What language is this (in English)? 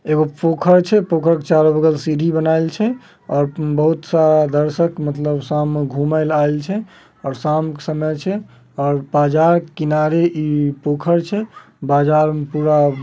Magahi